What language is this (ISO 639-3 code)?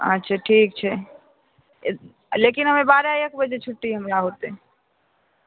mai